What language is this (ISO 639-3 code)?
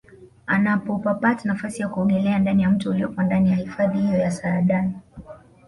swa